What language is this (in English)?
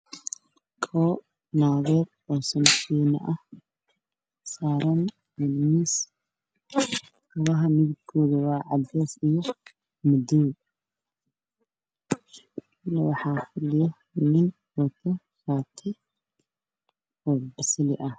Somali